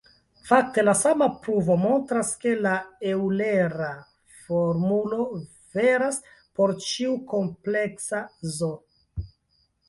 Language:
Esperanto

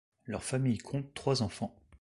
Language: French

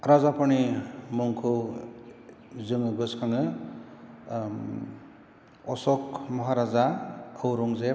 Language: Bodo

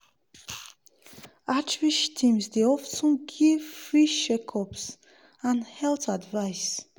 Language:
Nigerian Pidgin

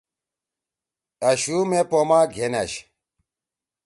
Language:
Torwali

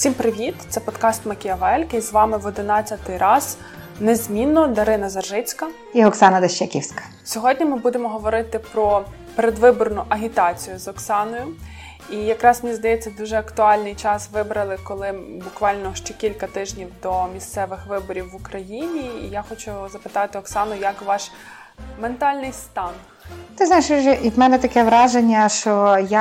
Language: Ukrainian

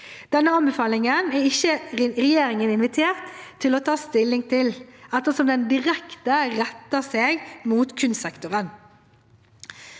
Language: Norwegian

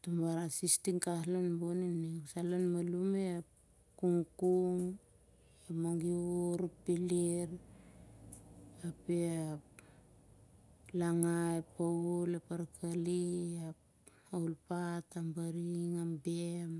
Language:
Siar-Lak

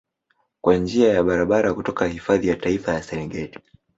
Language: Swahili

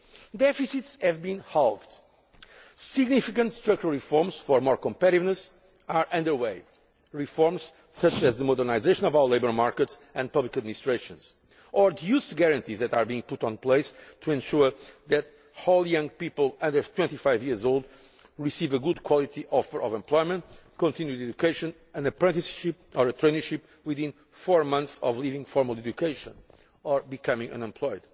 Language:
English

